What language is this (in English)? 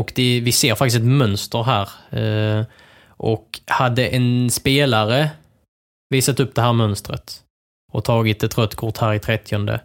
Swedish